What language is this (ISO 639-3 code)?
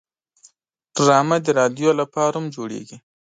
pus